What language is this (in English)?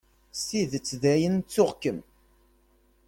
Kabyle